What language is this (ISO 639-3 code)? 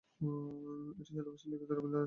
ben